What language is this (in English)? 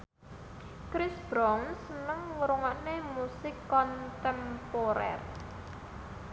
Javanese